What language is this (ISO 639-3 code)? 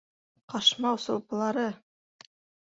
bak